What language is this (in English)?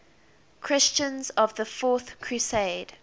English